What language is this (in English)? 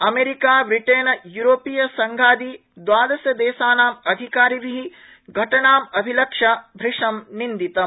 Sanskrit